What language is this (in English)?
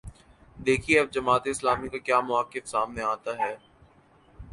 Urdu